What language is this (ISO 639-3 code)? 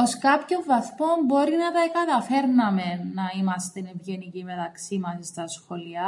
ell